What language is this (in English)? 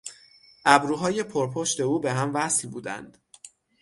Persian